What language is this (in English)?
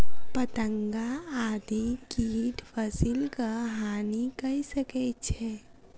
Maithili